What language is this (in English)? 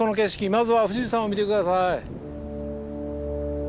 Japanese